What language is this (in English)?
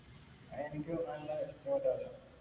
Malayalam